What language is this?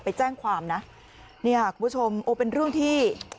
Thai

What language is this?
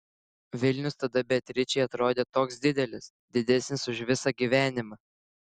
Lithuanian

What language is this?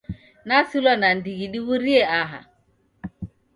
Taita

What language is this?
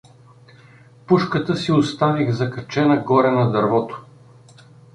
Bulgarian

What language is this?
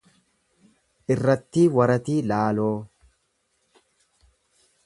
Oromo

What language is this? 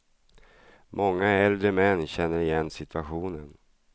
Swedish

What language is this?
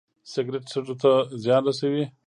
Pashto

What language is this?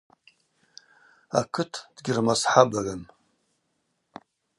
Abaza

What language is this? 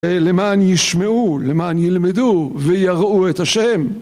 Hebrew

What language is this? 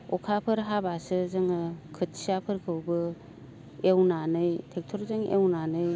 Bodo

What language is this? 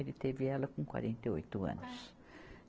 Portuguese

